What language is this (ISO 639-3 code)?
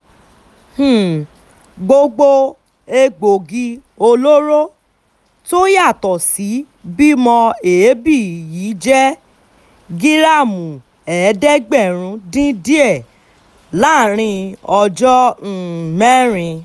yor